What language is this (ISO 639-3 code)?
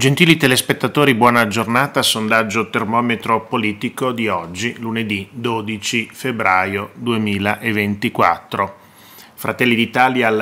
ita